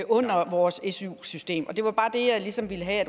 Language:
Danish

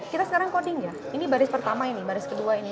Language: Indonesian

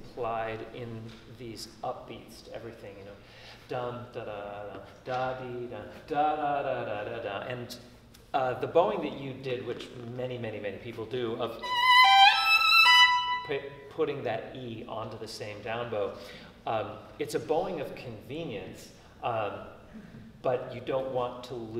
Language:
English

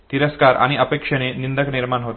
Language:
Marathi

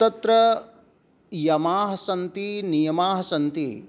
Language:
Sanskrit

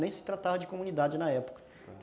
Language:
Portuguese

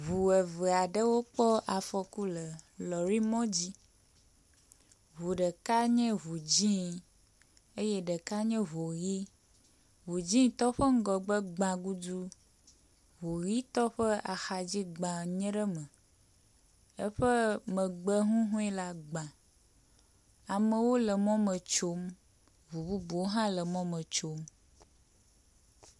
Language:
Ewe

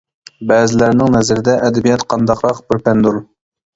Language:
Uyghur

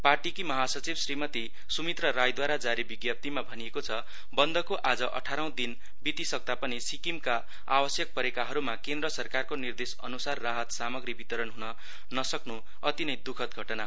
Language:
Nepali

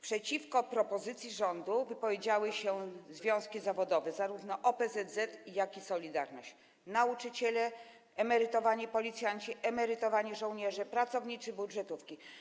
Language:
Polish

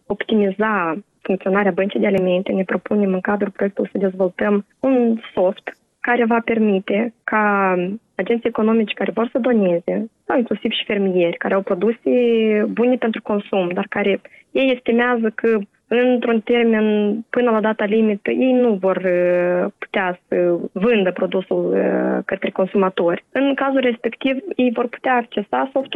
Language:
Romanian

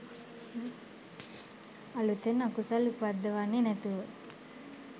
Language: Sinhala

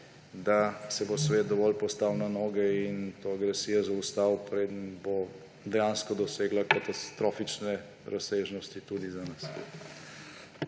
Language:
Slovenian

